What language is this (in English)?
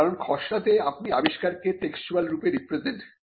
Bangla